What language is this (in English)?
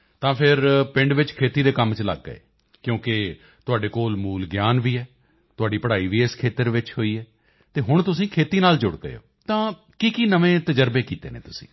Punjabi